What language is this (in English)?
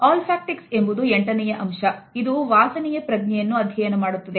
Kannada